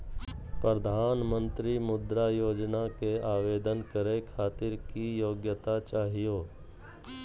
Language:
Magahi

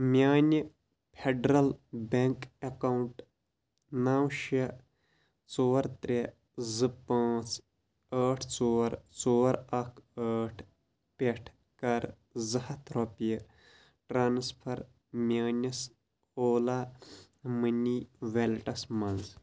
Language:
Kashmiri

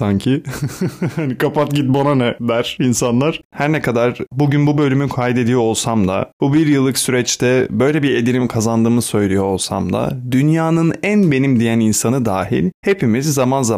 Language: Turkish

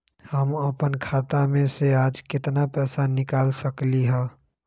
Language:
Magahi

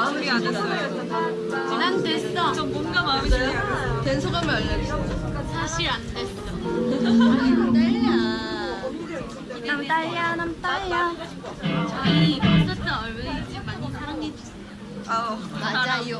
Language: Korean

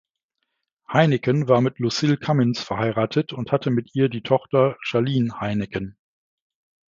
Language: German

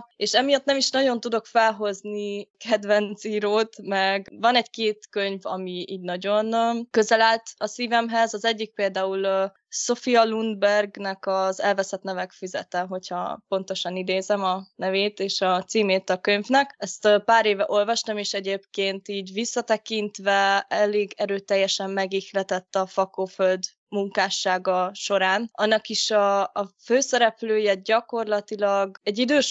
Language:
Hungarian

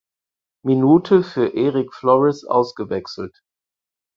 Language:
German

